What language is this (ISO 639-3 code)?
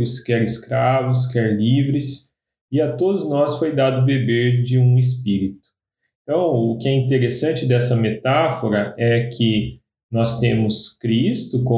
por